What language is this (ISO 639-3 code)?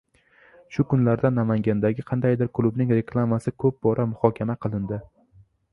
uzb